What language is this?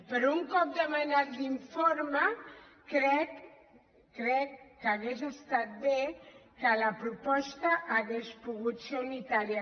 Catalan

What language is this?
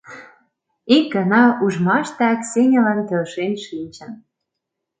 Mari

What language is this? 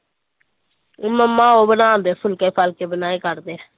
Punjabi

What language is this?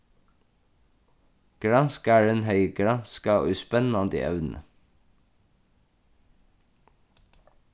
Faroese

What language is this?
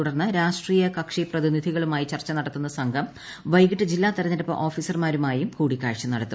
Malayalam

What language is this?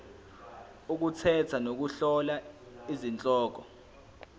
Zulu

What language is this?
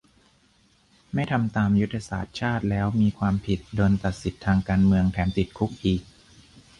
Thai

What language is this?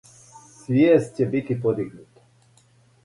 Serbian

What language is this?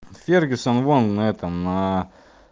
Russian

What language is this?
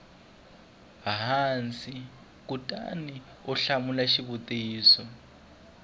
Tsonga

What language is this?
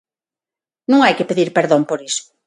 Galician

